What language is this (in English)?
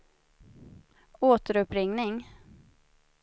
Swedish